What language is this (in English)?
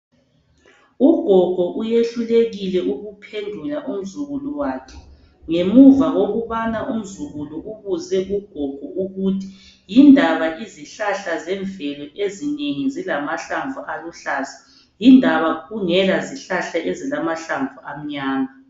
North Ndebele